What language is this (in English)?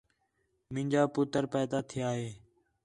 Khetrani